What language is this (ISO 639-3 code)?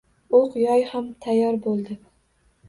uzb